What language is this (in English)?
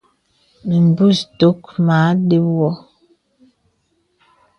Bebele